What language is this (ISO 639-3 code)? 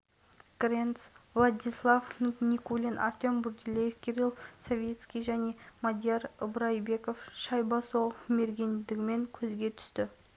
kaz